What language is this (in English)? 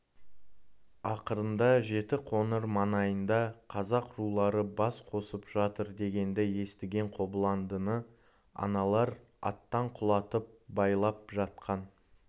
Kazakh